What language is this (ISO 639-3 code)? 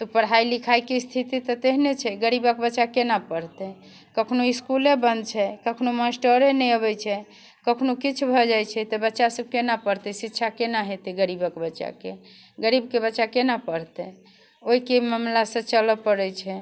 mai